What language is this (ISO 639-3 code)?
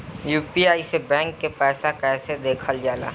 bho